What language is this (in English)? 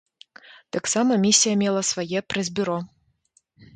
Belarusian